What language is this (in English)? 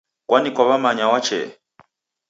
Taita